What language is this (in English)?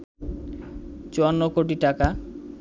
Bangla